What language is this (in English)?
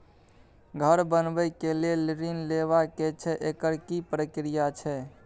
Maithili